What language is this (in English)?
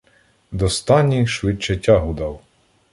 Ukrainian